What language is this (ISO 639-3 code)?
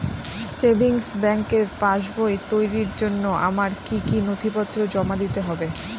ben